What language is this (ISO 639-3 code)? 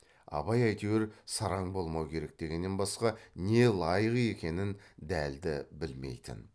kaz